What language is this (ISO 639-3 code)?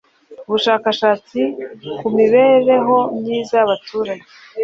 kin